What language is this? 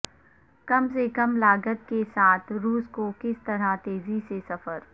Urdu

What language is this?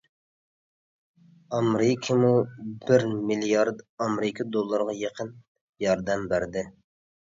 Uyghur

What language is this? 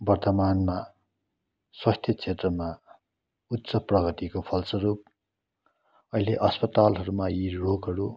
Nepali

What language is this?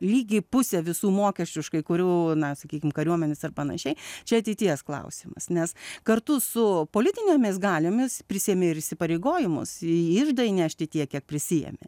Lithuanian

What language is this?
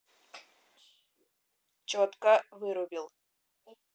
Russian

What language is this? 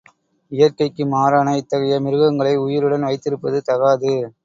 Tamil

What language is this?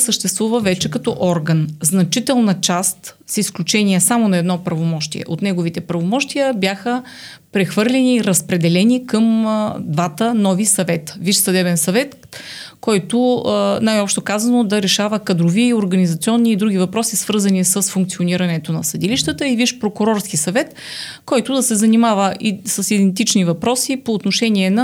Bulgarian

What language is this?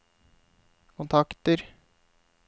Norwegian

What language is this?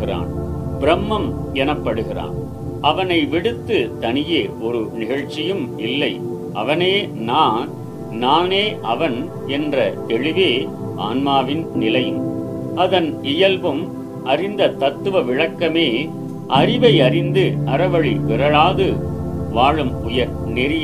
Tamil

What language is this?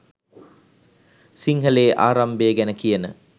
Sinhala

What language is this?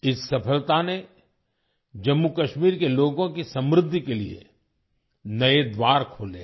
Hindi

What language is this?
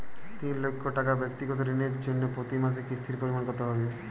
Bangla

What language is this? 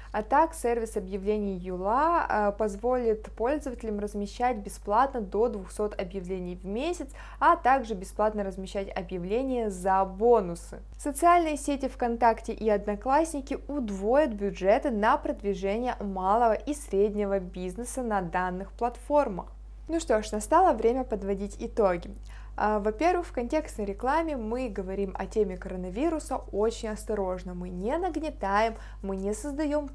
Russian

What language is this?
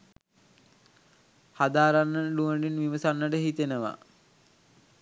Sinhala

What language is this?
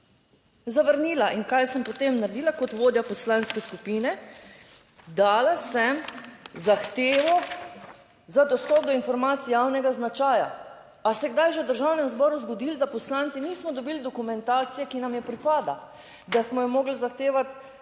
Slovenian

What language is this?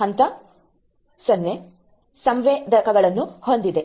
Kannada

